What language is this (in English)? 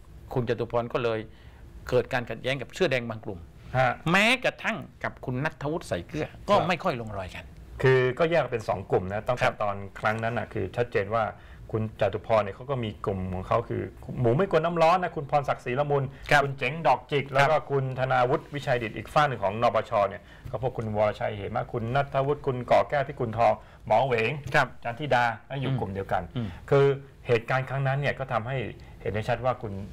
Thai